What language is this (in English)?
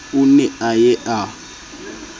Southern Sotho